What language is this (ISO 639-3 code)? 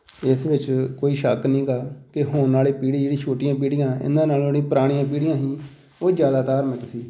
pan